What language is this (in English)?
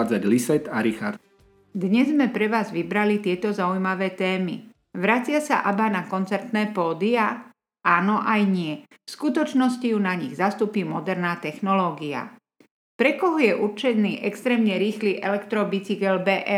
Slovak